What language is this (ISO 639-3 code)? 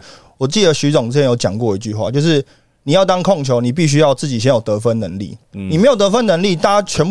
zho